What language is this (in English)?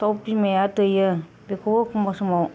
Bodo